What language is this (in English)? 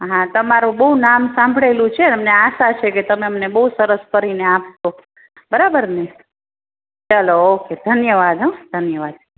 Gujarati